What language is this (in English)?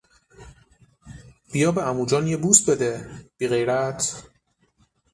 Persian